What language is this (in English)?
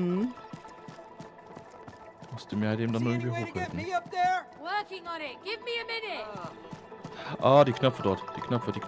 German